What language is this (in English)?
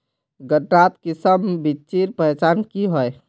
Magahi